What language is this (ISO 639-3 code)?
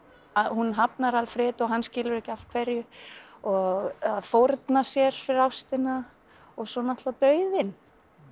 isl